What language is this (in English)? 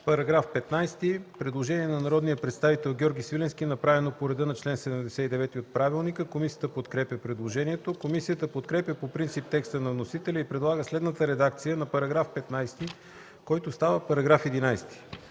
Bulgarian